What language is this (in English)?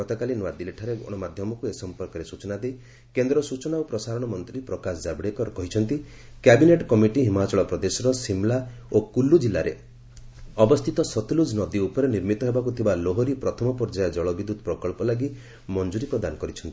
Odia